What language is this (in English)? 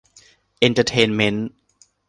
Thai